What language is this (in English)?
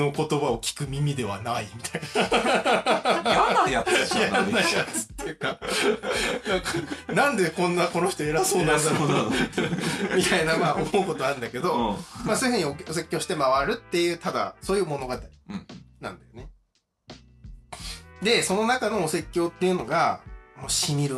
Japanese